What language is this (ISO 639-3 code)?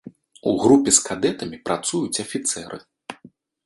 bel